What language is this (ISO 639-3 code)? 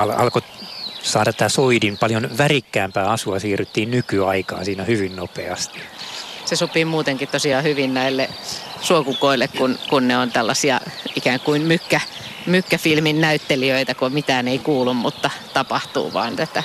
fin